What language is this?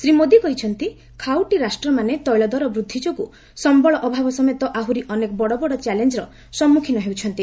Odia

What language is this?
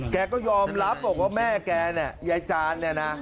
Thai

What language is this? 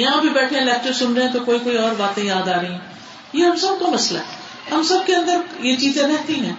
Urdu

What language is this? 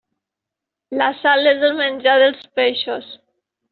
Catalan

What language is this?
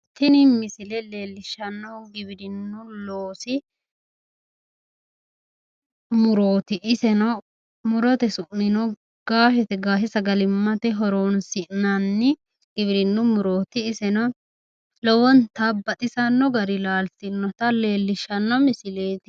Sidamo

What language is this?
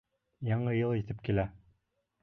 Bashkir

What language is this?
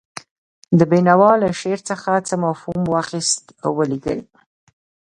Pashto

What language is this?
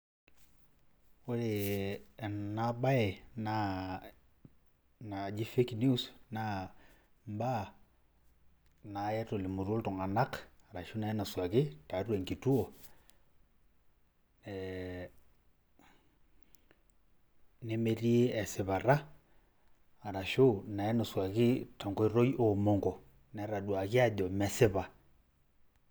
Masai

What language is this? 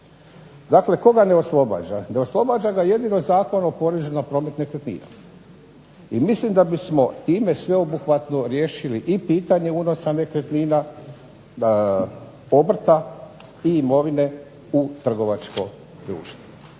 Croatian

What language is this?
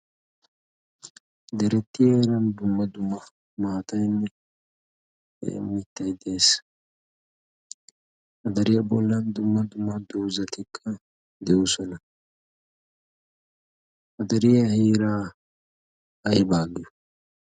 Wolaytta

